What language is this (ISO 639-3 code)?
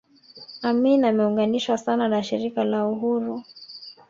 swa